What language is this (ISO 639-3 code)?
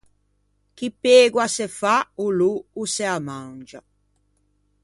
lij